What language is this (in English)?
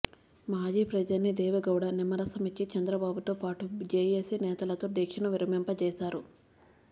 Telugu